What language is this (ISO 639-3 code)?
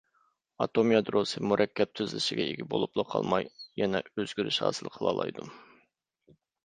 uig